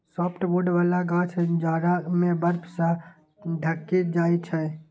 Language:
Maithili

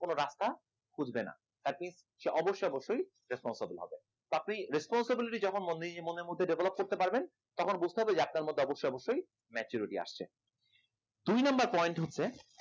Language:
Bangla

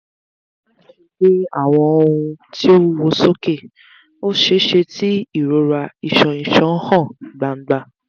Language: Yoruba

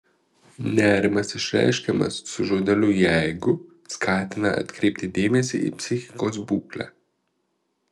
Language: Lithuanian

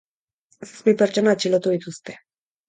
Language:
Basque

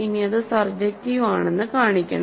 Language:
Malayalam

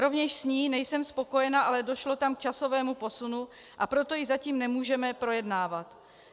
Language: Czech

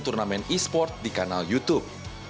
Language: Indonesian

